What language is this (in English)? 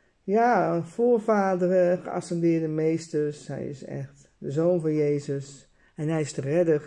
Dutch